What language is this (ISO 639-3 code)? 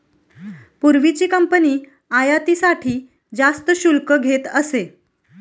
mar